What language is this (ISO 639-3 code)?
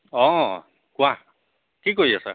asm